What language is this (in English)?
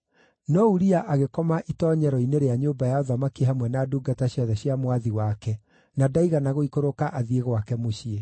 Kikuyu